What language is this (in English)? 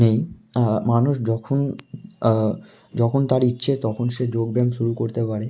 Bangla